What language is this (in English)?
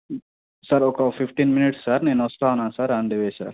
Telugu